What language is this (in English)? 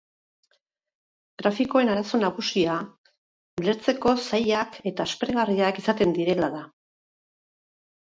Basque